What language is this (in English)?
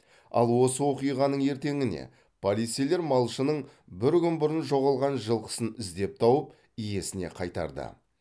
Kazakh